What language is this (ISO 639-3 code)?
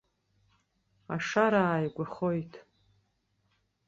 abk